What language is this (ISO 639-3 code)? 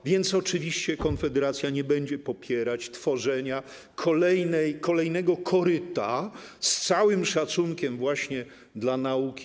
pol